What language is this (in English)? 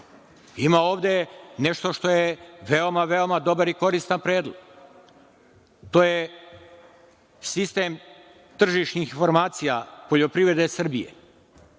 Serbian